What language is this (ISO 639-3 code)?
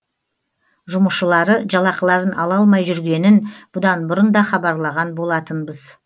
kaz